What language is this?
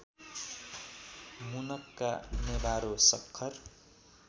Nepali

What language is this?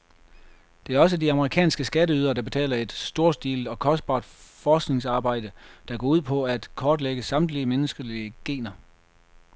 Danish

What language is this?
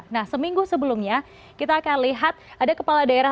Indonesian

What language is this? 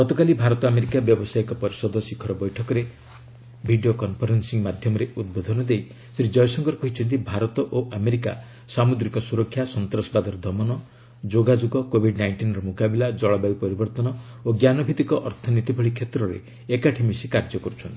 Odia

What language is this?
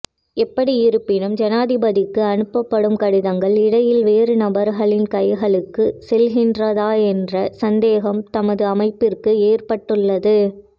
Tamil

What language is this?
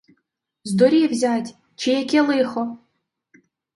Ukrainian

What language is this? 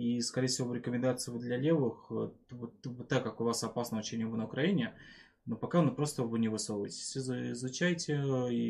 Russian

